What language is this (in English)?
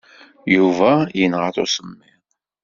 Kabyle